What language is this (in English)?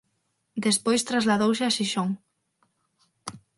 Galician